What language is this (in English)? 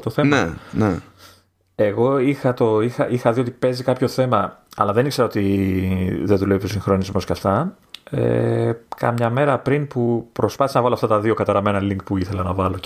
Greek